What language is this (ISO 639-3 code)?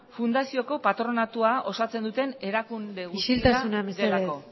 eus